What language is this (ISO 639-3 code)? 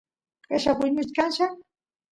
qus